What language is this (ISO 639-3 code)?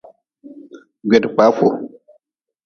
nmz